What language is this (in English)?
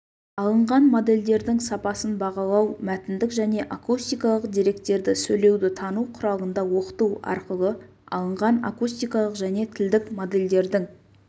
Kazakh